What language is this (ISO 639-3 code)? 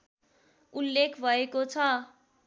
nep